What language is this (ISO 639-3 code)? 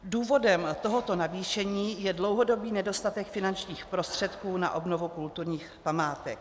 ces